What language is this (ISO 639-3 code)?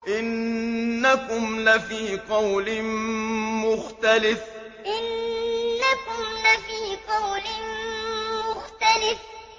ara